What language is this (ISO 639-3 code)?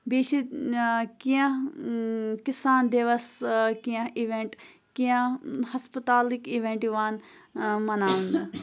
kas